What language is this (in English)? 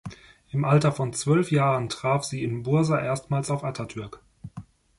German